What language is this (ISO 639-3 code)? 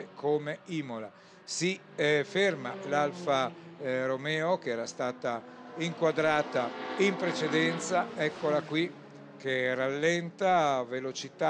ita